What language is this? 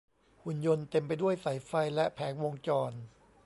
Thai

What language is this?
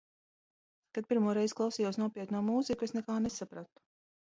Latvian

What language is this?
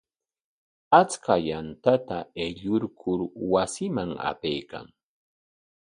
Corongo Ancash Quechua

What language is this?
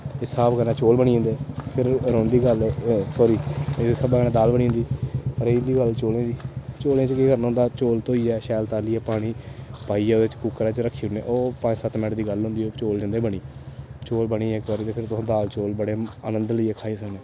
Dogri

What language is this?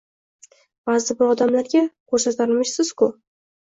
Uzbek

